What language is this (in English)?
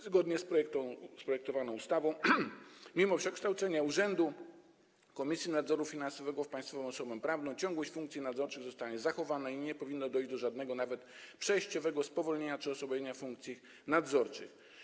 Polish